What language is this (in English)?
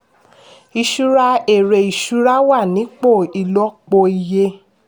Yoruba